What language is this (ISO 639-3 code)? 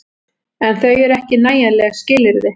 isl